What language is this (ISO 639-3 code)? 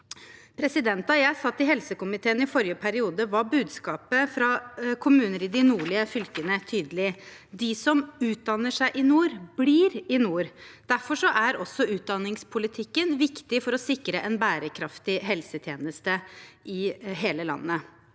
nor